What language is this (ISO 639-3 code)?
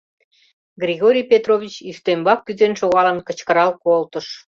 chm